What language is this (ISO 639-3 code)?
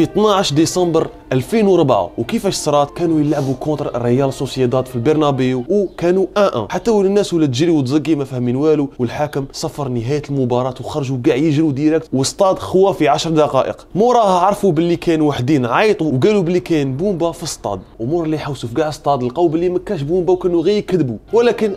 ara